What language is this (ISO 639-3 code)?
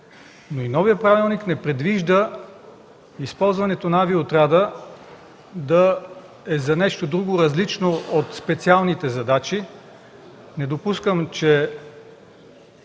bul